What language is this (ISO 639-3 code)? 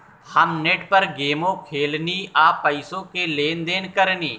bho